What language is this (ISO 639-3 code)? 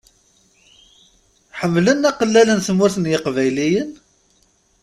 kab